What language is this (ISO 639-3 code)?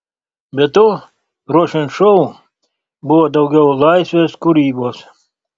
lit